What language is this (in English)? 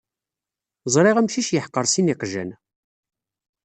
Kabyle